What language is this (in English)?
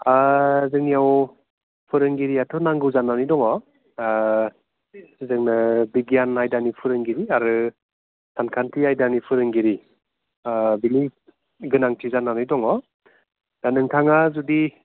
Bodo